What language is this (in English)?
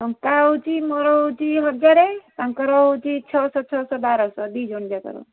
Odia